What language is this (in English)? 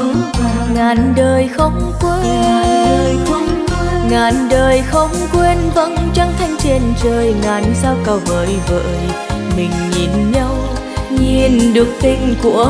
Vietnamese